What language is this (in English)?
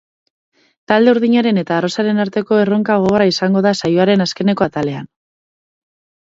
Basque